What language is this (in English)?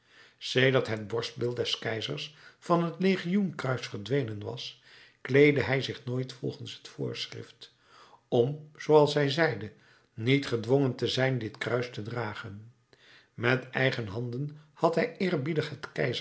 Dutch